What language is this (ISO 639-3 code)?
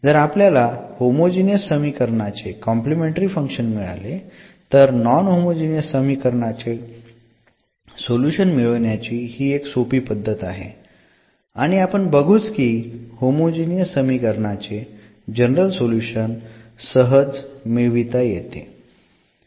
mar